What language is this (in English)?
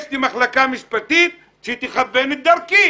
Hebrew